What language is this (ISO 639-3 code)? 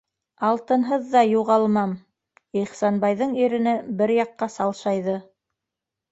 bak